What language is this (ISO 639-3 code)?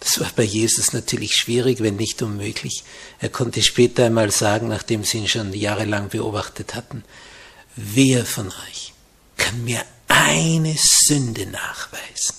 deu